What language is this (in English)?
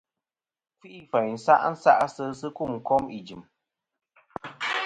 Kom